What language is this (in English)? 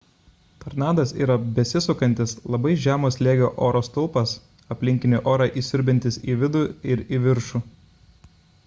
Lithuanian